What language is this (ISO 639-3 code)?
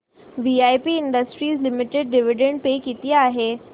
mar